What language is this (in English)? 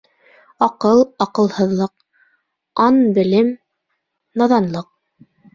Bashkir